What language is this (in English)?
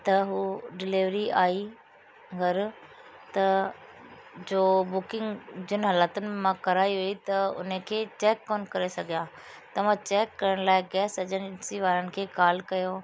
Sindhi